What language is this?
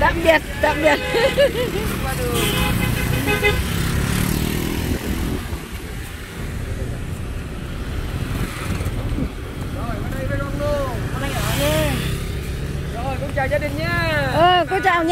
Vietnamese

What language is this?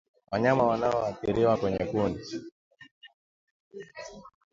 Swahili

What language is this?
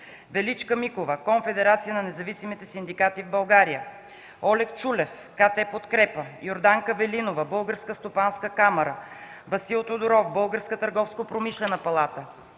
Bulgarian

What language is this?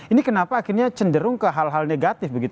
Indonesian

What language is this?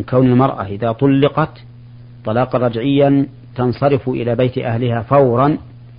Arabic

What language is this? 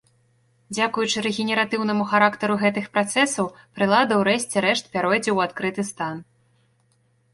Belarusian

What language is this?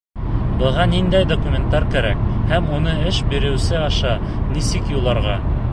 Bashkir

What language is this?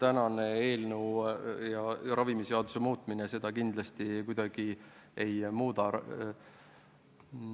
Estonian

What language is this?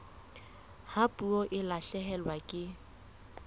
Southern Sotho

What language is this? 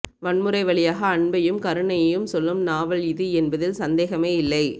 Tamil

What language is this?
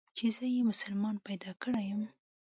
Pashto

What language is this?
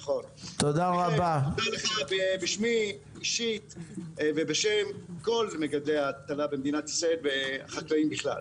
Hebrew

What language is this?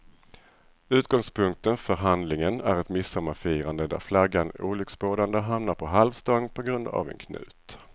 Swedish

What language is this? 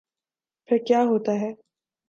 Urdu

